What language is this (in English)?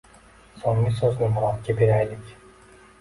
Uzbek